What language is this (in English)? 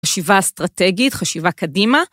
Hebrew